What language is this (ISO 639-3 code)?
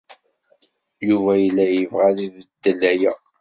kab